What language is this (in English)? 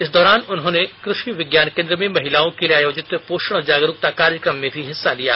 Hindi